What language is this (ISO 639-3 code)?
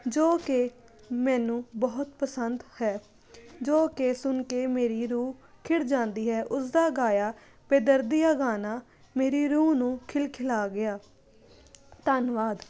pan